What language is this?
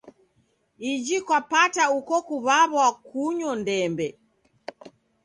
Taita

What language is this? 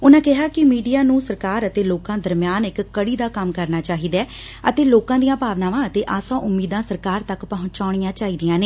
Punjabi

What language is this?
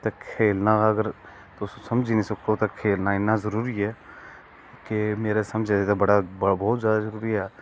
Dogri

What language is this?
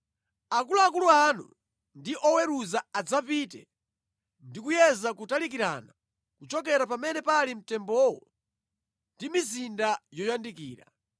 Nyanja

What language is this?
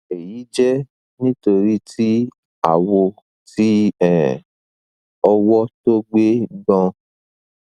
Yoruba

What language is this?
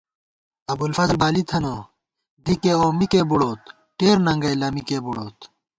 Gawar-Bati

